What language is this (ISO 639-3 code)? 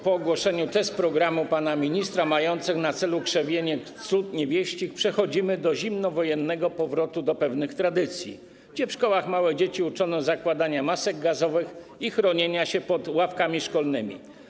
pol